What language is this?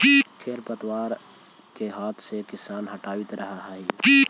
Magahi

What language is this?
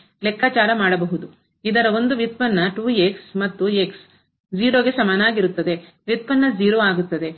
Kannada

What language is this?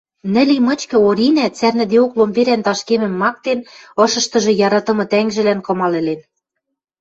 Western Mari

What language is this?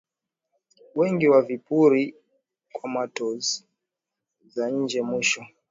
Swahili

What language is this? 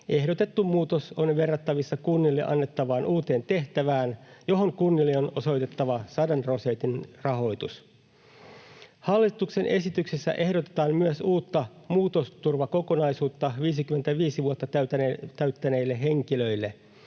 Finnish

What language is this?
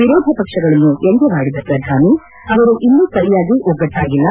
Kannada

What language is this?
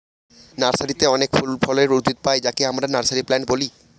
Bangla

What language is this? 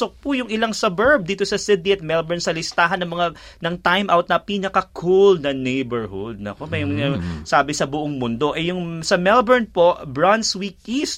Filipino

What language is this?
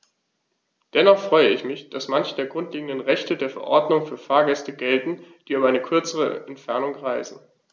German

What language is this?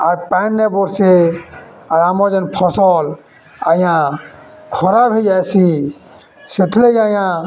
Odia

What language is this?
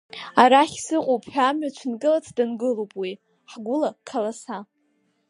Abkhazian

